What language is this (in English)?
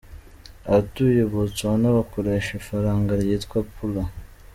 Kinyarwanda